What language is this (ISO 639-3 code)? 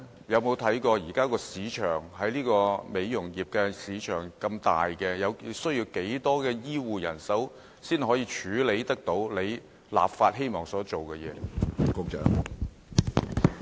yue